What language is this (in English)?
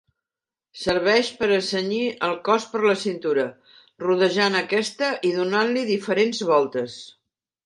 Catalan